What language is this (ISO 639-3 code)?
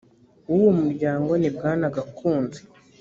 kin